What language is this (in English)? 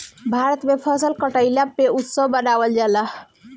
Bhojpuri